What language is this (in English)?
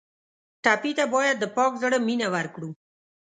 Pashto